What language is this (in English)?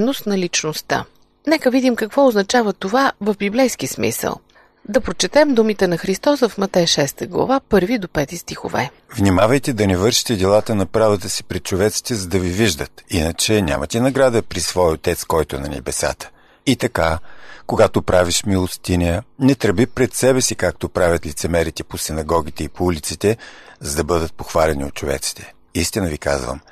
Bulgarian